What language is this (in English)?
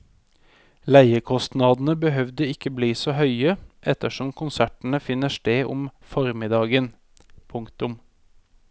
Norwegian